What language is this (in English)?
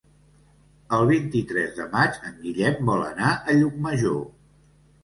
Catalan